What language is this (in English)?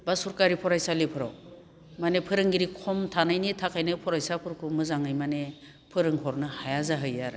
Bodo